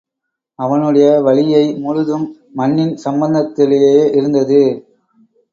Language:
Tamil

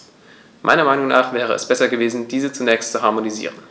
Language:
German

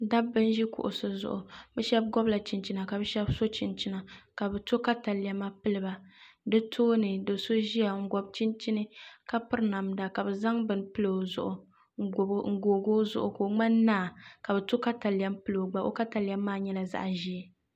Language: Dagbani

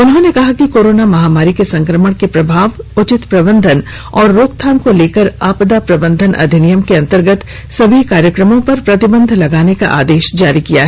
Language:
Hindi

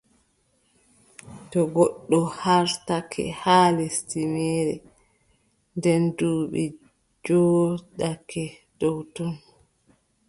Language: Adamawa Fulfulde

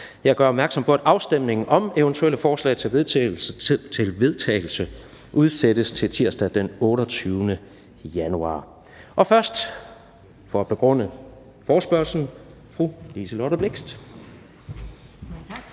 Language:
Danish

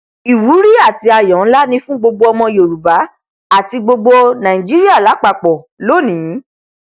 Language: Yoruba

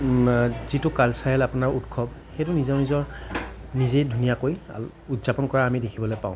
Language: Assamese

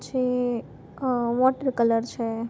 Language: Gujarati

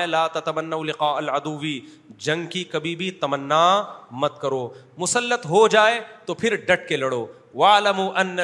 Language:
Urdu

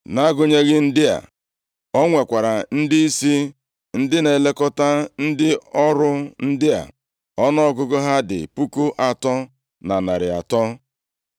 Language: Igbo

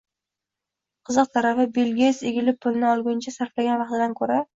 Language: Uzbek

